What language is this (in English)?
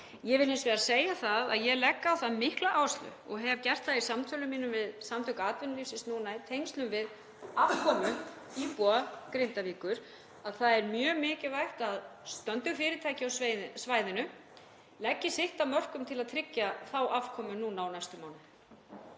Icelandic